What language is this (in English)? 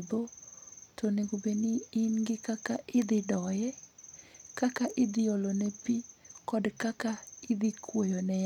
Luo (Kenya and Tanzania)